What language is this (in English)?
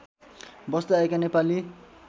Nepali